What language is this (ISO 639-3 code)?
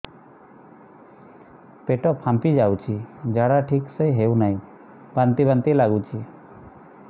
ori